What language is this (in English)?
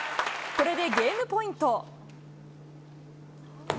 Japanese